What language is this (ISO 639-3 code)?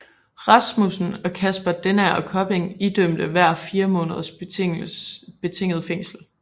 dan